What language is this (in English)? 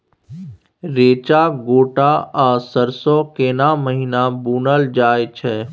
Maithili